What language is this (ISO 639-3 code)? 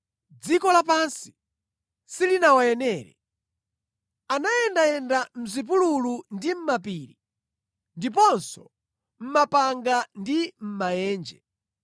nya